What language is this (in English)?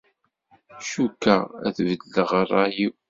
Kabyle